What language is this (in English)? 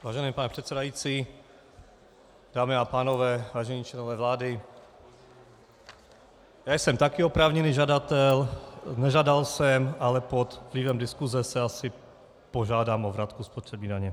Czech